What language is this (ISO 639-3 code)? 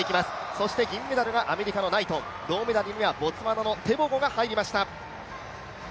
jpn